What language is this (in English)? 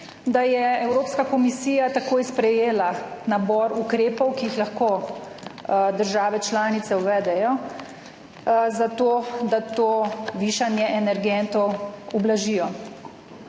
Slovenian